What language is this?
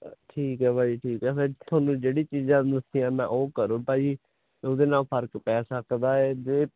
Punjabi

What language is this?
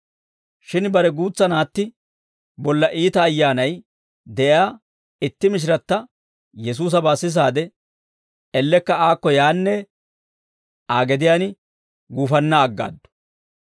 Dawro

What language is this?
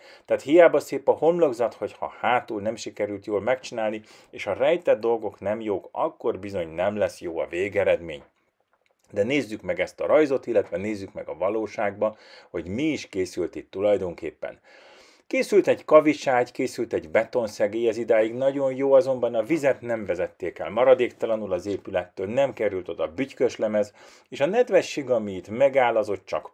Hungarian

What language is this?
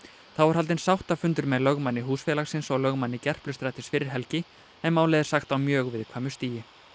Icelandic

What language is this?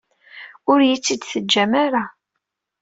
Kabyle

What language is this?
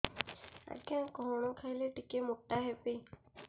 Odia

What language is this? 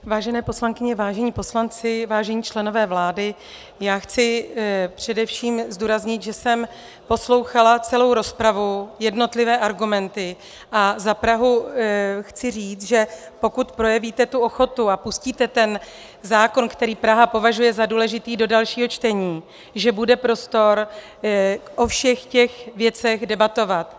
Czech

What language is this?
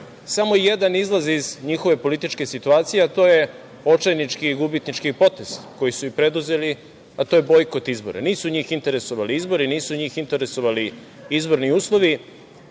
Serbian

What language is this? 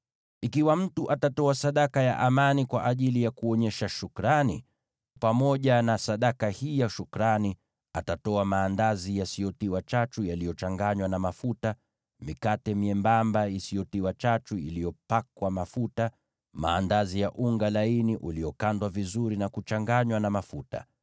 Swahili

